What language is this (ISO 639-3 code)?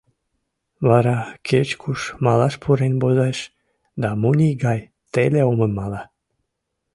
chm